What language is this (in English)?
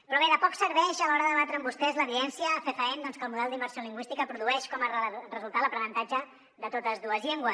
Catalan